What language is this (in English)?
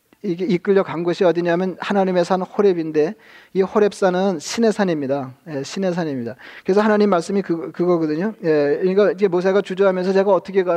Korean